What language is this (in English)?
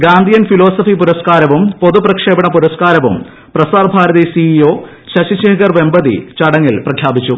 Malayalam